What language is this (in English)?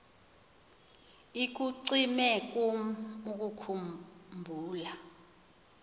Xhosa